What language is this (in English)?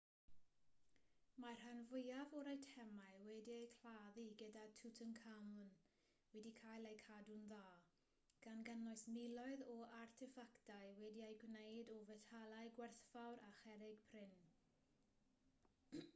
Welsh